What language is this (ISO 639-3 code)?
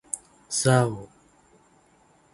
tha